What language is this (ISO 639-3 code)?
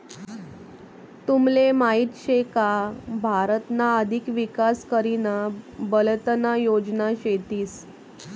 mar